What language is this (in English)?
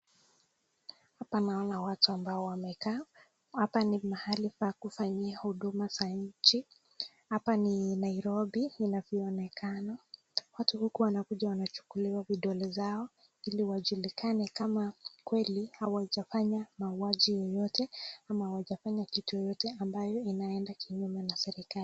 Swahili